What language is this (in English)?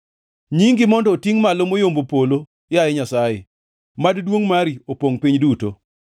Luo (Kenya and Tanzania)